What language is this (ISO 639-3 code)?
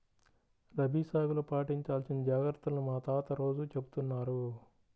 tel